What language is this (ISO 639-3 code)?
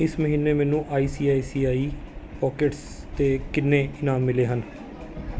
pan